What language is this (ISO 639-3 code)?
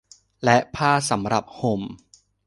tha